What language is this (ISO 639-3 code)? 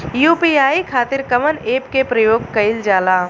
bho